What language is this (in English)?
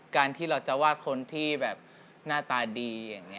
Thai